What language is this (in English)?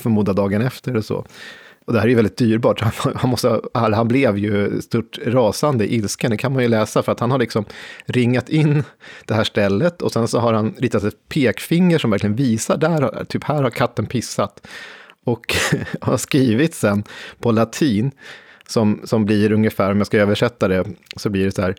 Swedish